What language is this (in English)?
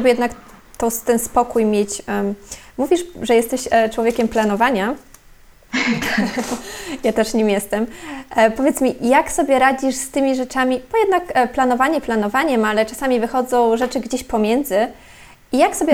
Polish